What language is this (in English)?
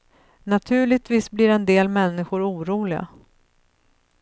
Swedish